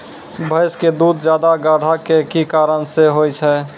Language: Maithili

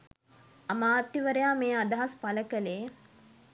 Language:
Sinhala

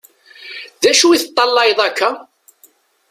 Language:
Kabyle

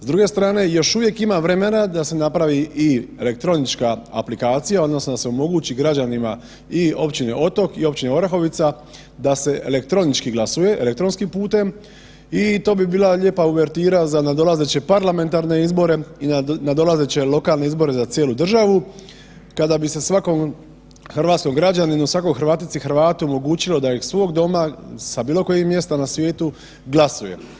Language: Croatian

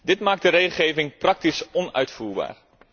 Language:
Dutch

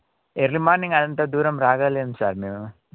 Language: Telugu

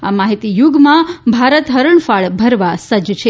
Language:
Gujarati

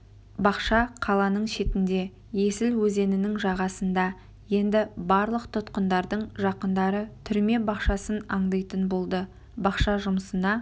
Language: Kazakh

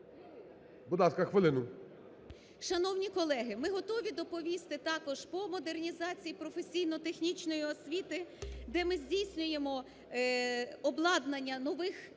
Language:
Ukrainian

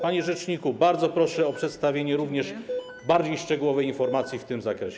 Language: Polish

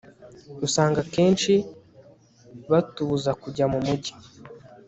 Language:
Kinyarwanda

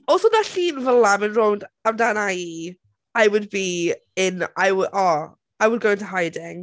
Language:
Welsh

